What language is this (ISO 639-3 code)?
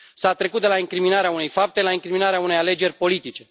ron